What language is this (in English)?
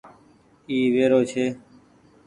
Goaria